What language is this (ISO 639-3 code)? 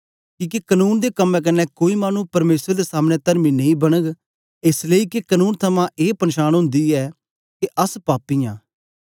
doi